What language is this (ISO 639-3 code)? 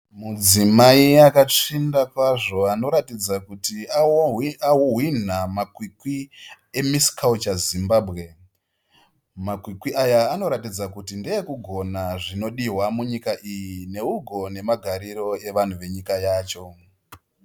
sna